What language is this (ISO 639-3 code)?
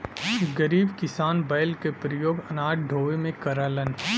bho